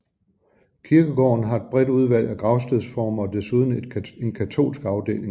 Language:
Danish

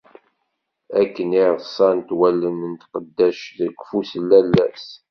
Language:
Kabyle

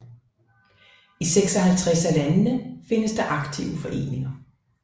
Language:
Danish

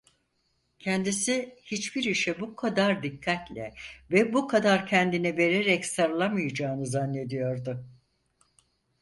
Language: Turkish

